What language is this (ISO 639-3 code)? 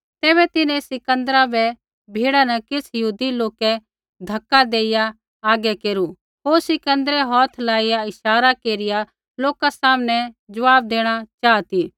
kfx